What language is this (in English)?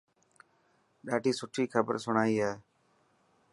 Dhatki